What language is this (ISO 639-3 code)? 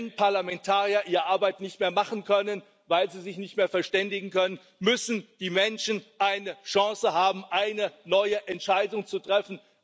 deu